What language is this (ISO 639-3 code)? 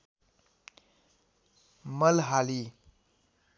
nep